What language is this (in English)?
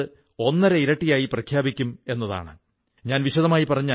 Malayalam